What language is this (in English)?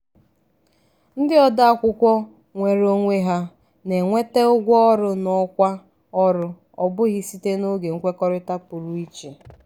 Igbo